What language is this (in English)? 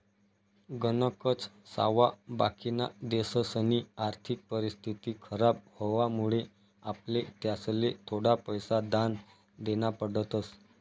Marathi